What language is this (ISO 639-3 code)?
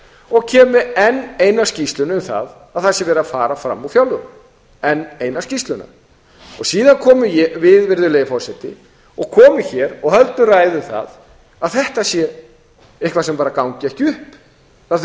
isl